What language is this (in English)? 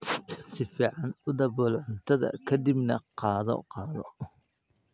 Somali